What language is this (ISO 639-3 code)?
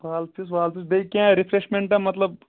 kas